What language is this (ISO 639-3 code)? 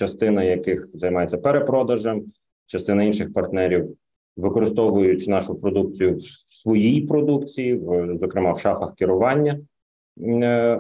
ukr